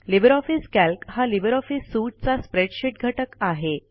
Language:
Marathi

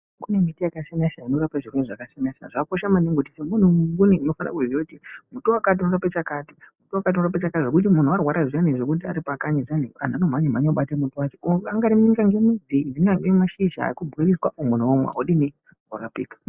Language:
Ndau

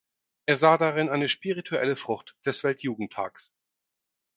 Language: German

